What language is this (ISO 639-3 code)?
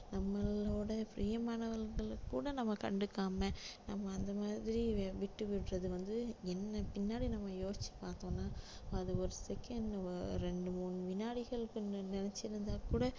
tam